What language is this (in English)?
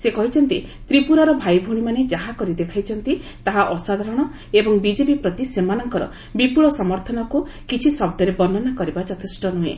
Odia